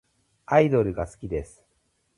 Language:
Japanese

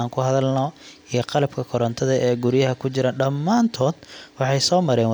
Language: Somali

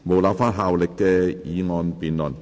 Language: Cantonese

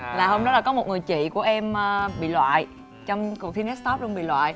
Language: Vietnamese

